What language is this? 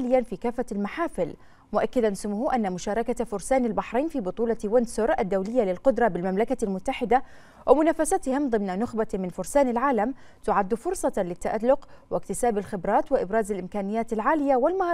Arabic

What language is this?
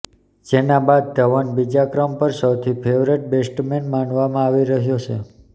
Gujarati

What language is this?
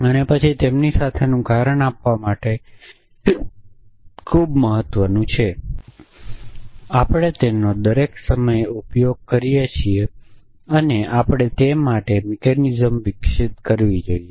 Gujarati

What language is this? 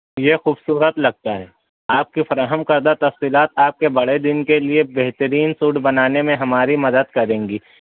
Urdu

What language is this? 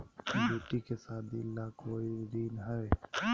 Magahi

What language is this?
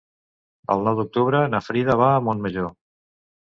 Catalan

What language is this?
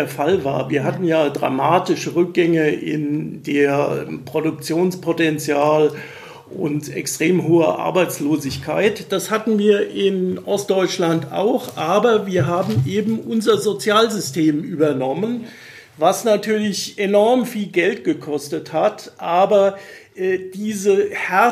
German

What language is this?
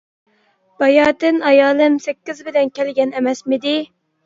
Uyghur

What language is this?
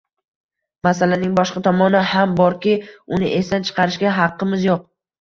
Uzbek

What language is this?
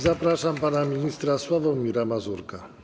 Polish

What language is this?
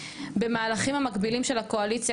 Hebrew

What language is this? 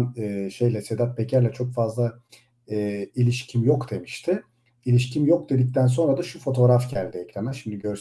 Turkish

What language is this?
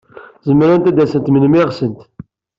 Kabyle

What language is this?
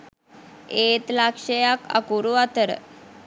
Sinhala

